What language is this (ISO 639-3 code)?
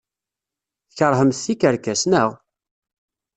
kab